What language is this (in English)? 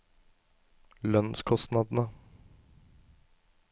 Norwegian